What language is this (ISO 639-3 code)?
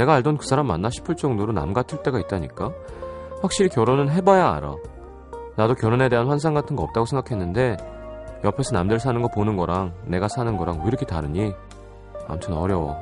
kor